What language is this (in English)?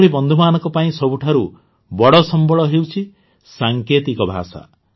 Odia